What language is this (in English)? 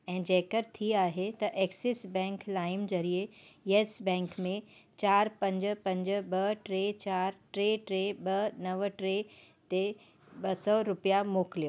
Sindhi